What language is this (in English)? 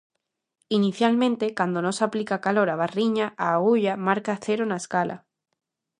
Galician